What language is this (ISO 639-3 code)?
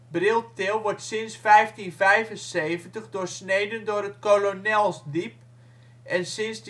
nld